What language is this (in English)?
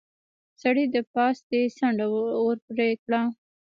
Pashto